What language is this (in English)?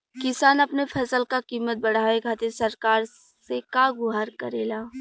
Bhojpuri